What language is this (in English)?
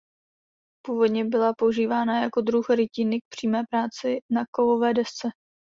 Czech